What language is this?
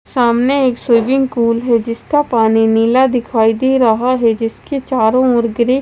Hindi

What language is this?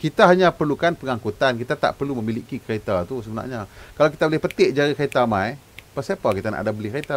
Malay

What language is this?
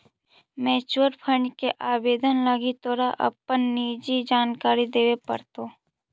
Magahi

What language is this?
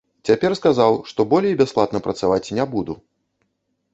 Belarusian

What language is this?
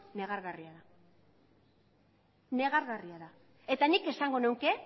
Basque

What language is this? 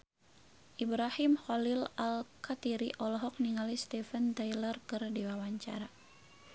Sundanese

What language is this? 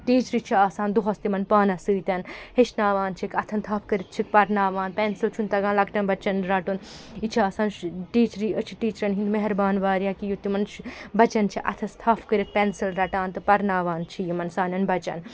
Kashmiri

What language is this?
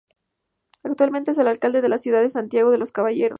Spanish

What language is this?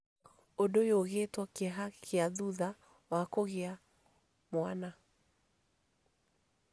Kikuyu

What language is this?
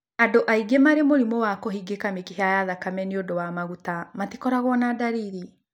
Kikuyu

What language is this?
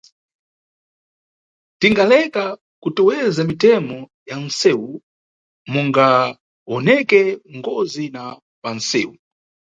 Nyungwe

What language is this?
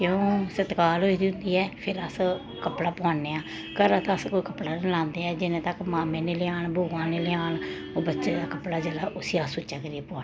Dogri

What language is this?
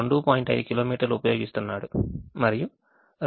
Telugu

